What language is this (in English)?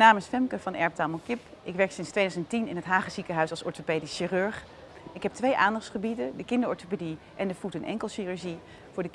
Dutch